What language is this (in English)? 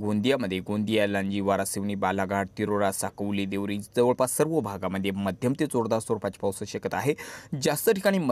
Romanian